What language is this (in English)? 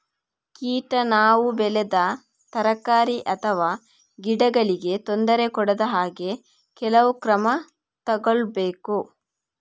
Kannada